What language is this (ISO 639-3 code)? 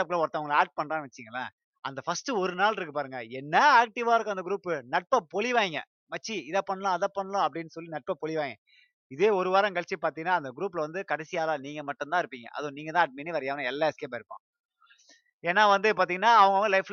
tam